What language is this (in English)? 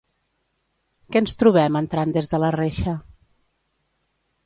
Catalan